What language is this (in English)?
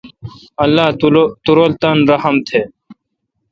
Kalkoti